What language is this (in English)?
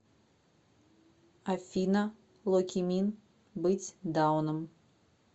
Russian